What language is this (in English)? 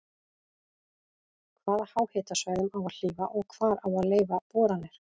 Icelandic